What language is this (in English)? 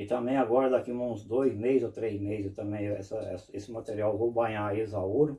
Portuguese